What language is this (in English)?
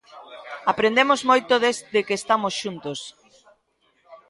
Galician